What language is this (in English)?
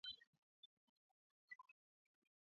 Swahili